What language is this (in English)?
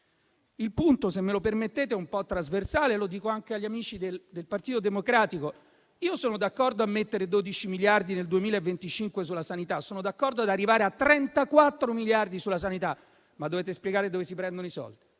Italian